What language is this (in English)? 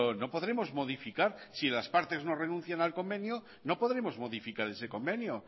Spanish